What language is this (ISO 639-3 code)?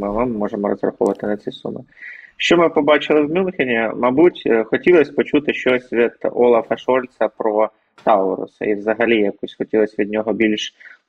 ukr